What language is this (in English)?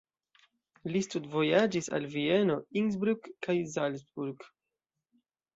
Esperanto